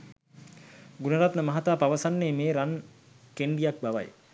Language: Sinhala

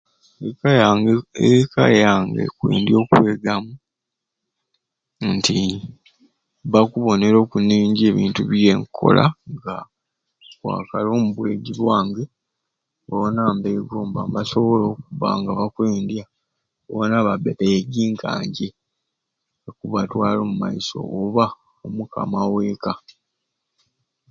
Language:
Ruuli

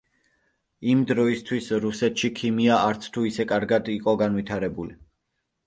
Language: Georgian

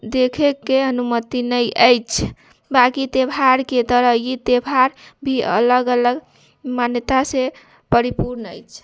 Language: Maithili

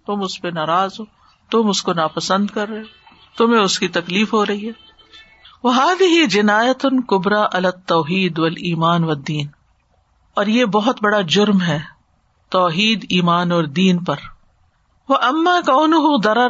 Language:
Urdu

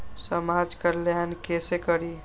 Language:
Maithili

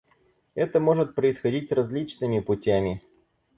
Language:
Russian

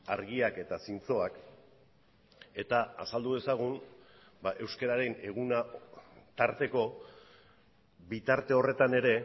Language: Basque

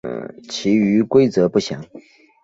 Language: Chinese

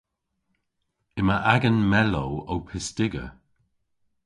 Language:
Cornish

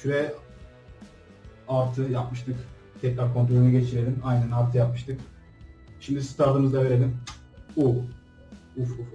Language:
Turkish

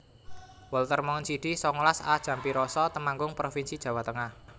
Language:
Javanese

